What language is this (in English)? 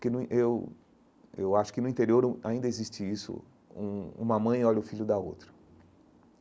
Portuguese